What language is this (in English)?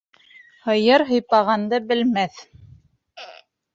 Bashkir